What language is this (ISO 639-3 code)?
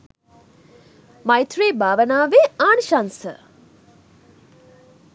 sin